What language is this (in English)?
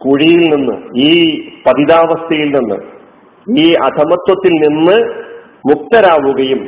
Malayalam